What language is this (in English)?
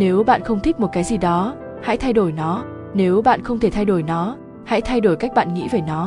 Vietnamese